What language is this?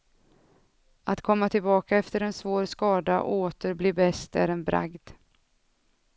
Swedish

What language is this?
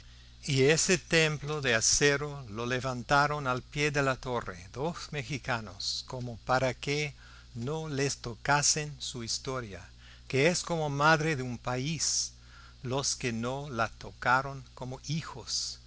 Spanish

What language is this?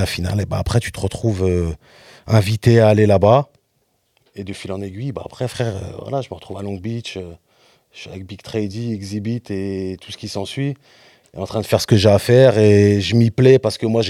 French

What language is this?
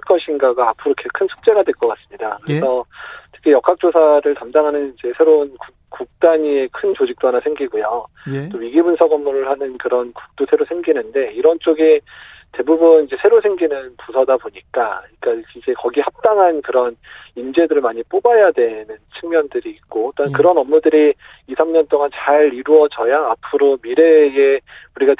Korean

